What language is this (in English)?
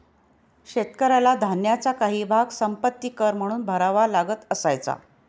Marathi